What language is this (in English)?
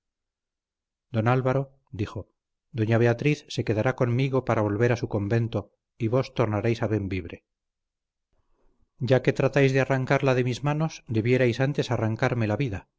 Spanish